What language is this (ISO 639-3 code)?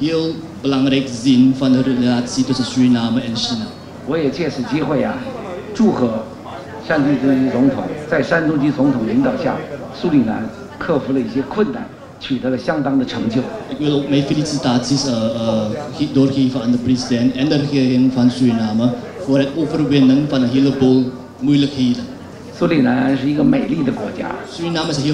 nld